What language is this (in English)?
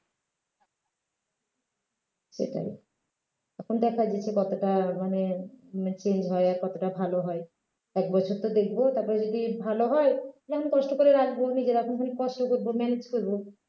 Bangla